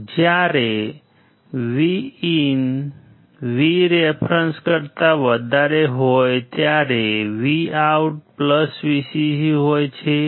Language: Gujarati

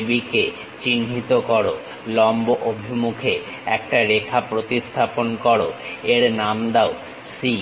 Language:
Bangla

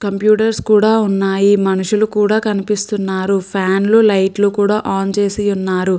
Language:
Telugu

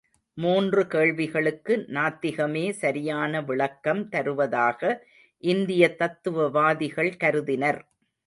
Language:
Tamil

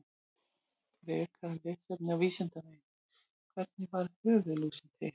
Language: Icelandic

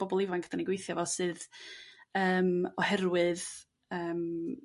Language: Welsh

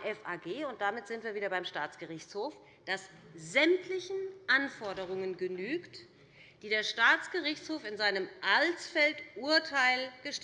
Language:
German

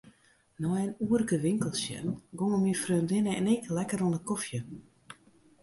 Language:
Western Frisian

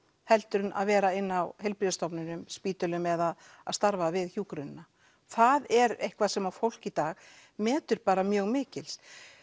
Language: Icelandic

